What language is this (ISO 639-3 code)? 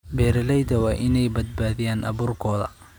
som